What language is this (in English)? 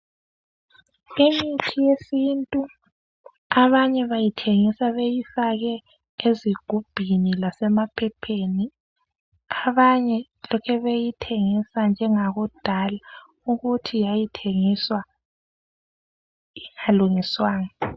North Ndebele